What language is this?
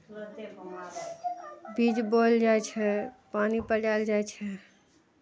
Maithili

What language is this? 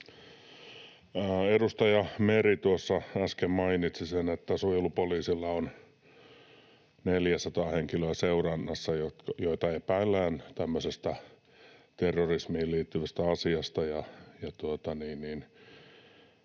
Finnish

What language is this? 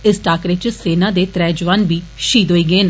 Dogri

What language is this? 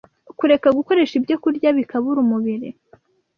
Kinyarwanda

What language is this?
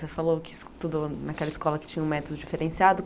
Portuguese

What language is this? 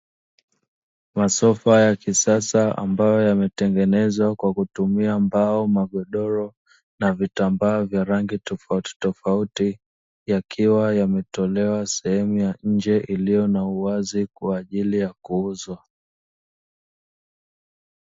Swahili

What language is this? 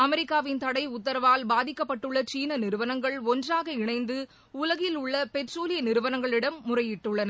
Tamil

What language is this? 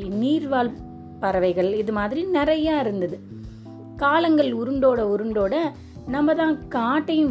Tamil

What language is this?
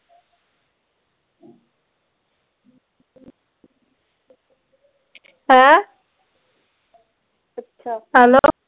Punjabi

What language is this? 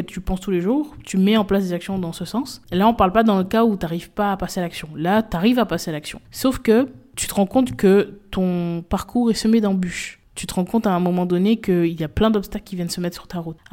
French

